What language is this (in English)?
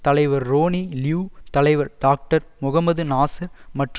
Tamil